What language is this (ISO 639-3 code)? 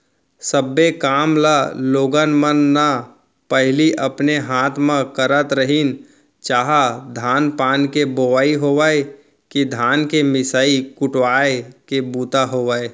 hne